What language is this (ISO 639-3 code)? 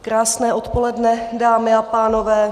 ces